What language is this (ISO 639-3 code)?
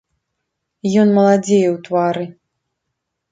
bel